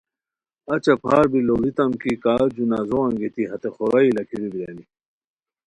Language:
Khowar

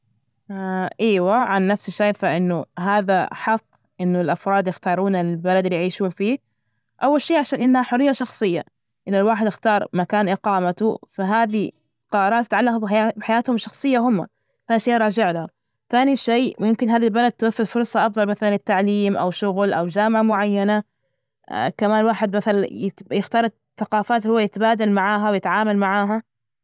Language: Najdi Arabic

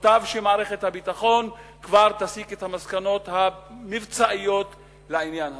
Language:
Hebrew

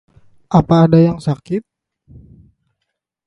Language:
Indonesian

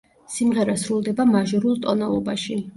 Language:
Georgian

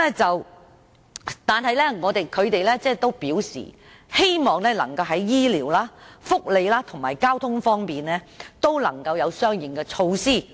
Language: Cantonese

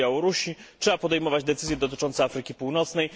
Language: Polish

